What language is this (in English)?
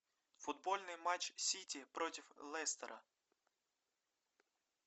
Russian